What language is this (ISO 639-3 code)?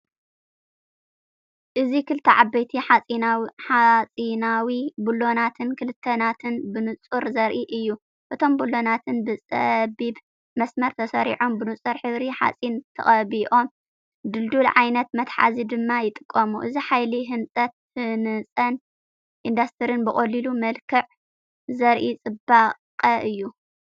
tir